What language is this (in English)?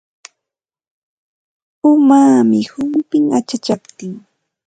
Santa Ana de Tusi Pasco Quechua